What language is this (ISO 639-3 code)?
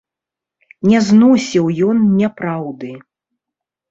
bel